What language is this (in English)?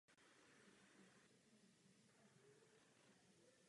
Czech